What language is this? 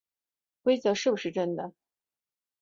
Chinese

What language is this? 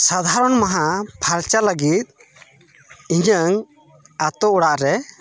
Santali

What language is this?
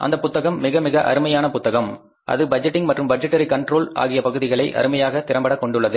Tamil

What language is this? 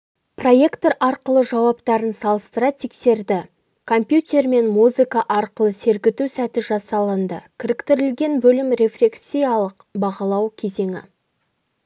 Kazakh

